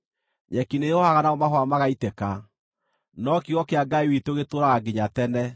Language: Kikuyu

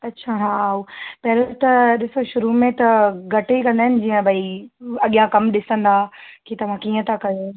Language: Sindhi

